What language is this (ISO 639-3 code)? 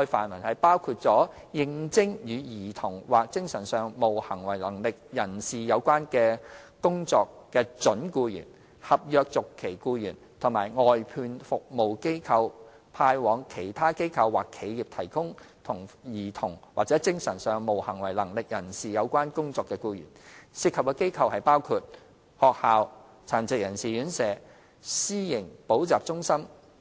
yue